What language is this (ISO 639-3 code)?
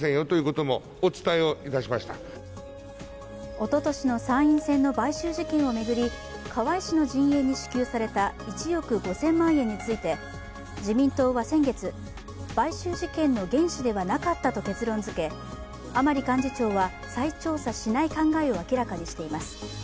jpn